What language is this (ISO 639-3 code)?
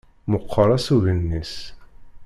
kab